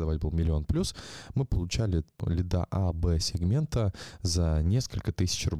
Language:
Russian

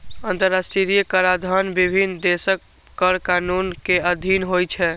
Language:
Maithili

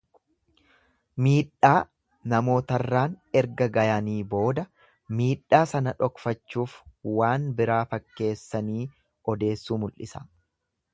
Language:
Oromo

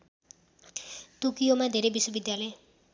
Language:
Nepali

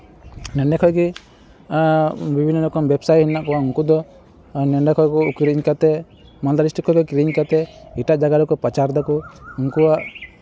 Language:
Santali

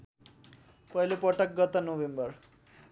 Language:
Nepali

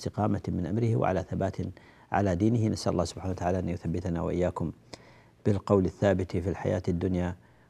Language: Arabic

